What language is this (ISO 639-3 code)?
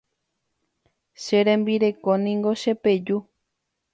grn